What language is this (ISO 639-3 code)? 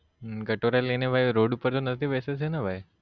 guj